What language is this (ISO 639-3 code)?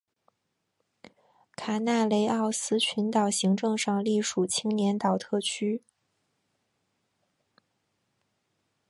zho